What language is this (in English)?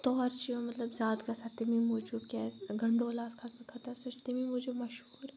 Kashmiri